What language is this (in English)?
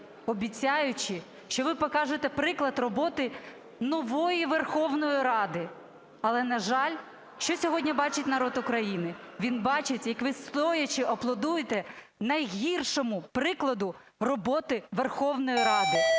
Ukrainian